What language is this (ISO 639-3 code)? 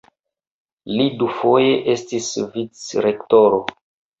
epo